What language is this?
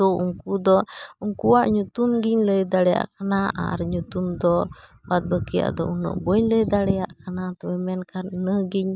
Santali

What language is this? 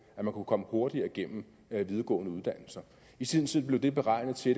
Danish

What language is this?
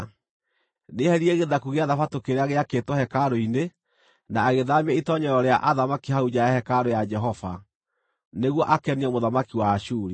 Kikuyu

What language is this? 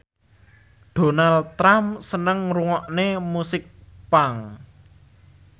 Javanese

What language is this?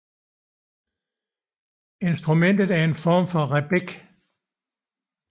Danish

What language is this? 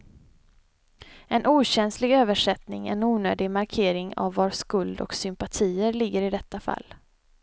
Swedish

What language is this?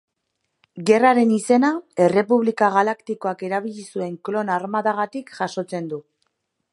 Basque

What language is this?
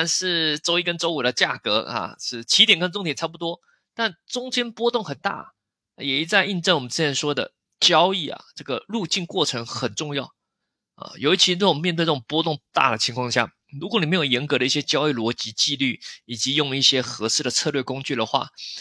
Chinese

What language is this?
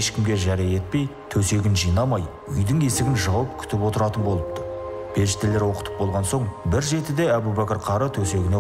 Turkish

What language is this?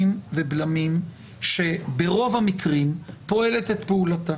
Hebrew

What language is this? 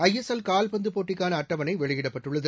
Tamil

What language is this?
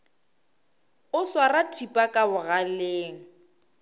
Northern Sotho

